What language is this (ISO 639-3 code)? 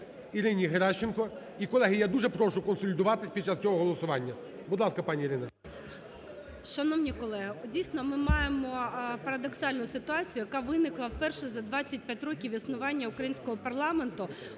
ukr